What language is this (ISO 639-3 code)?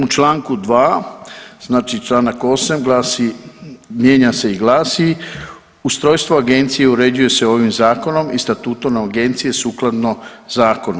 hrv